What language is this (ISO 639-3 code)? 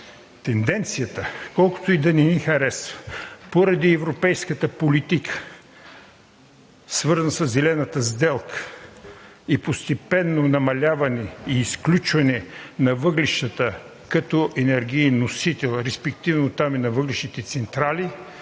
bul